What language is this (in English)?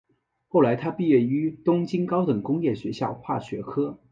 Chinese